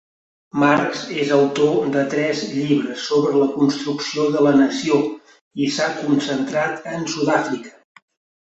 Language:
Catalan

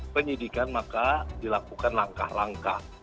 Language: Indonesian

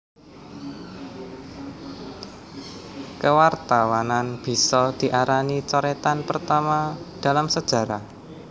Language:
Javanese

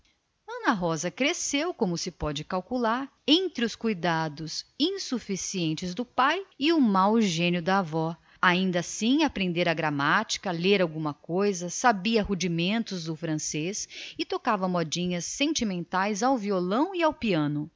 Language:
Portuguese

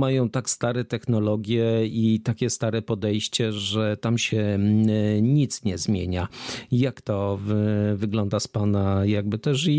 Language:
Polish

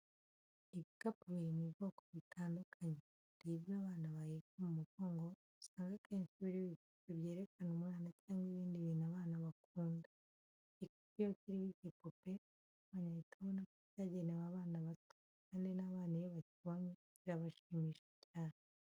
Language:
Kinyarwanda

